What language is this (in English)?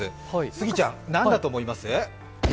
Japanese